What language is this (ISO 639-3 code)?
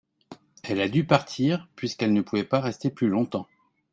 fra